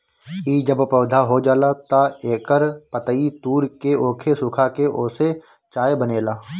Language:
Bhojpuri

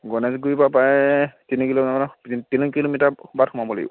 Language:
Assamese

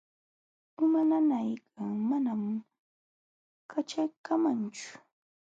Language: Jauja Wanca Quechua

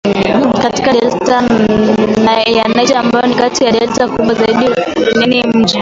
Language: Swahili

